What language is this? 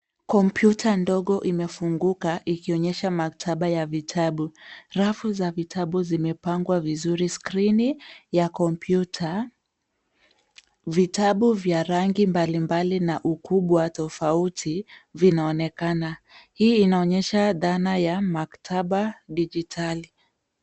Swahili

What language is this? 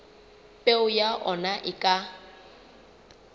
Southern Sotho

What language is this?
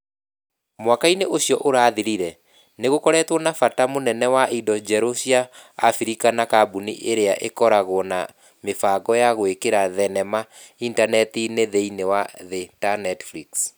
Kikuyu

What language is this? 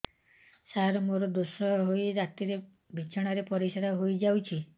Odia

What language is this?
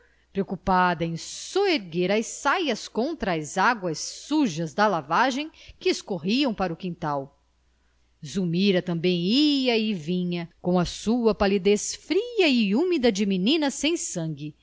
Portuguese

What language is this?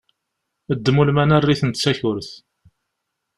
Kabyle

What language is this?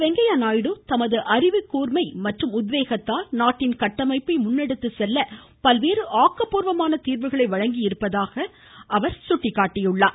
Tamil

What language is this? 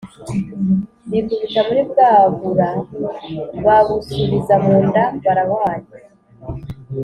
Kinyarwanda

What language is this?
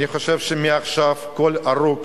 Hebrew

